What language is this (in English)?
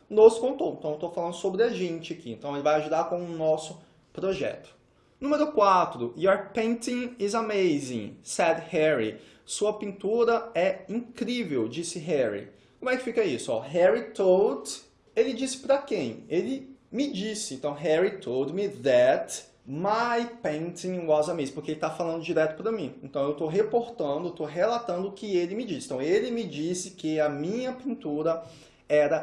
Portuguese